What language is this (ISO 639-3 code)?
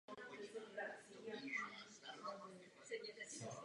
ces